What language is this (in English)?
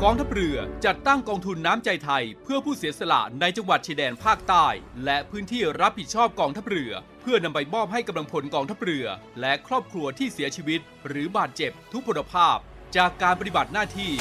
Thai